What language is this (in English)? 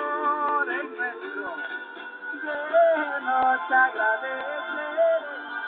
Romanian